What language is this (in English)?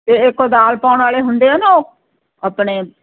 Punjabi